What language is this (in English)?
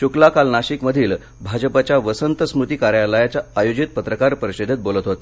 Marathi